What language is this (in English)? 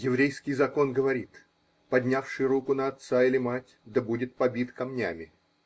Russian